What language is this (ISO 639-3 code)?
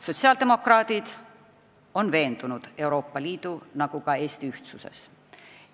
est